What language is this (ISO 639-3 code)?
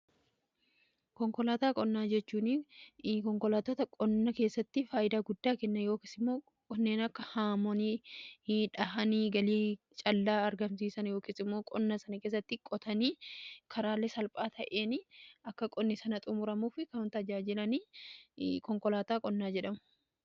orm